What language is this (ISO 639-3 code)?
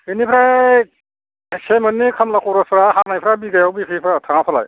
brx